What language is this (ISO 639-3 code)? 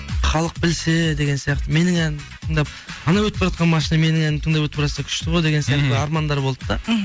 kaz